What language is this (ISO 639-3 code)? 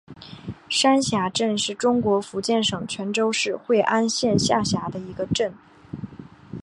zho